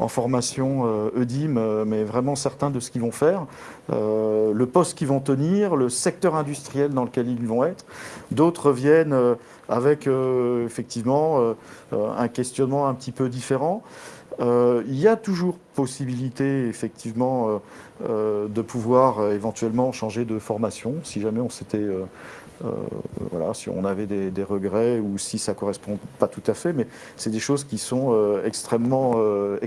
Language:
French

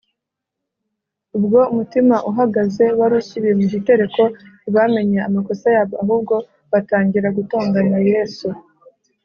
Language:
Kinyarwanda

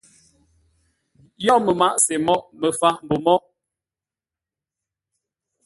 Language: Ngombale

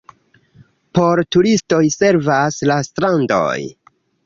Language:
Esperanto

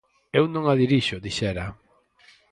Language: Galician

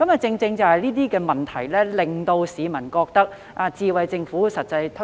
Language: Cantonese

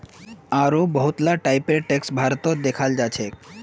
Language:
Magahi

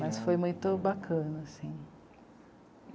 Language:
Portuguese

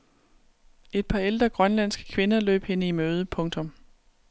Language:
Danish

